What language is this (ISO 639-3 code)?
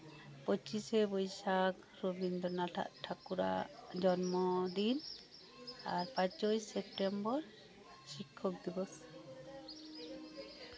sat